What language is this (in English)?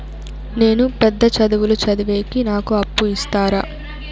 Telugu